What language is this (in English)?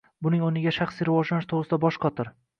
Uzbek